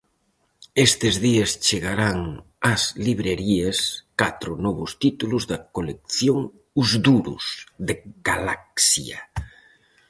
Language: Galician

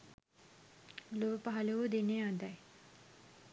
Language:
Sinhala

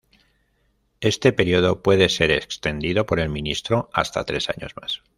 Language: Spanish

